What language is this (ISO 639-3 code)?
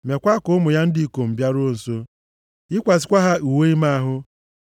ibo